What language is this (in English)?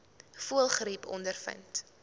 Afrikaans